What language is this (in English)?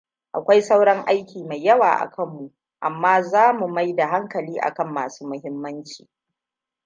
Hausa